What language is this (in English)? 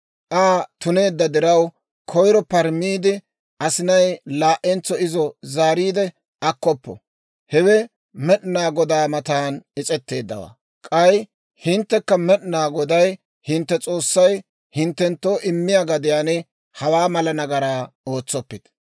Dawro